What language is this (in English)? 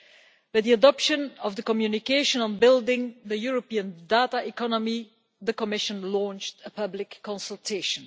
English